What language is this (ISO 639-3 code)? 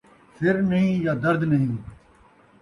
skr